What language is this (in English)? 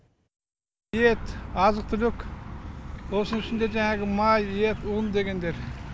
Kazakh